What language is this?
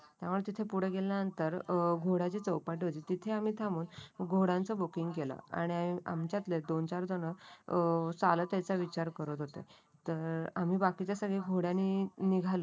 Marathi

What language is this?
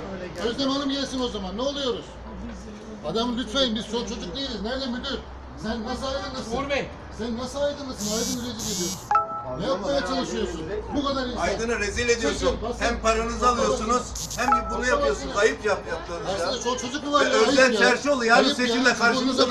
Turkish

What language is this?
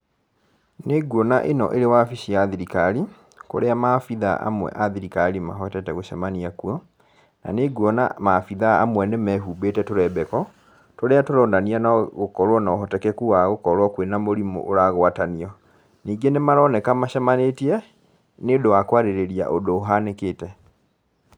Kikuyu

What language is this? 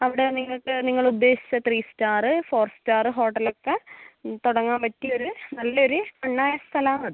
Malayalam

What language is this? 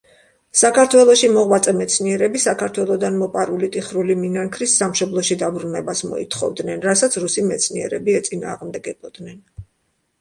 Georgian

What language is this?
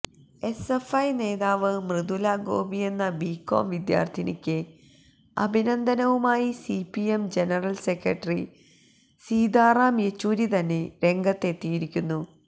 Malayalam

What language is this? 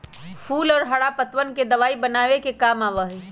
Magahi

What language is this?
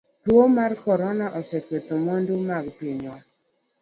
Luo (Kenya and Tanzania)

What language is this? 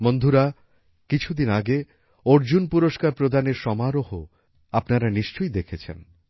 Bangla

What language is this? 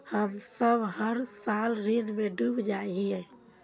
Magahi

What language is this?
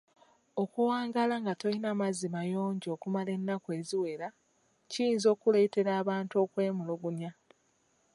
Ganda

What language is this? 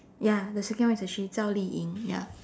English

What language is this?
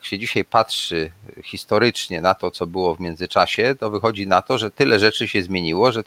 Polish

